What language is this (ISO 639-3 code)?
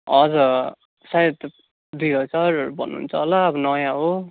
nep